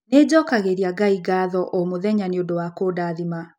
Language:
Kikuyu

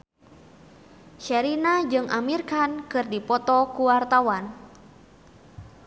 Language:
Sundanese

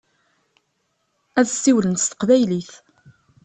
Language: Kabyle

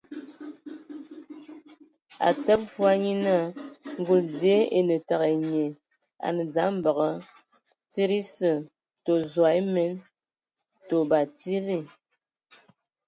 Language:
Ewondo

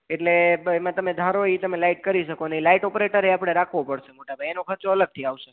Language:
Gujarati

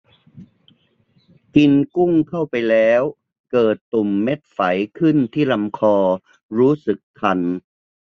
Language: Thai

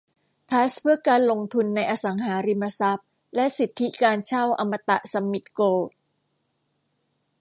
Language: Thai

